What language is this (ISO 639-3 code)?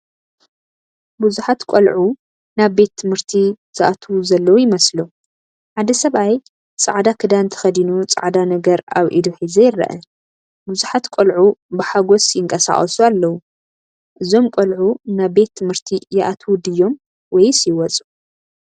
tir